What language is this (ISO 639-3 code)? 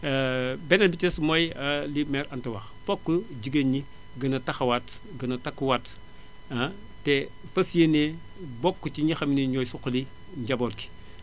wol